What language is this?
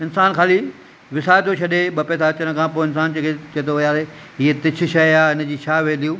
Sindhi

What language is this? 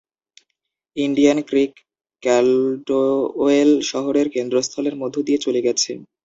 Bangla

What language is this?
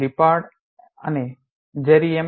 Gujarati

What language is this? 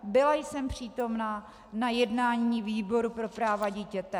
Czech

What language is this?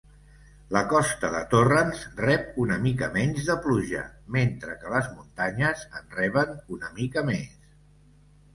Catalan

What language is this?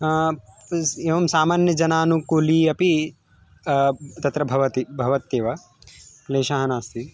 Sanskrit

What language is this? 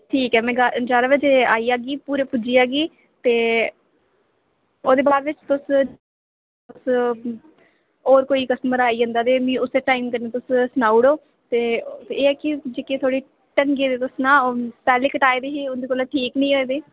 Dogri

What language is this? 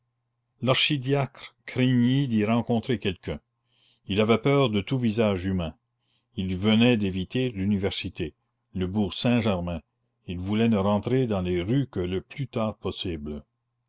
French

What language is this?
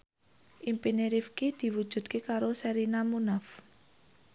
Javanese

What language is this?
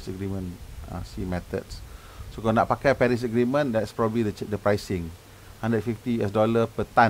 Malay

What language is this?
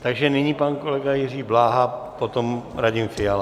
Czech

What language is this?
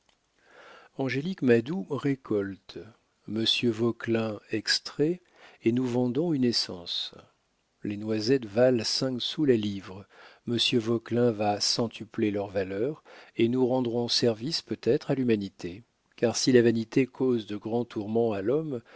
French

